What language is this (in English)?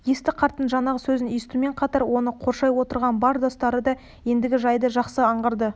Kazakh